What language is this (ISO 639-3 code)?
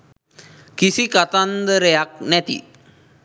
sin